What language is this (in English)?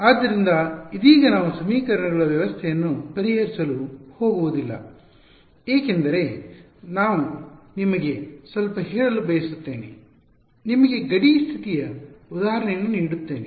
Kannada